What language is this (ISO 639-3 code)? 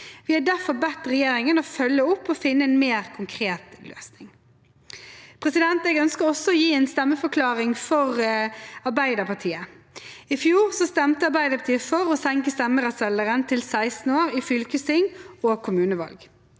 nor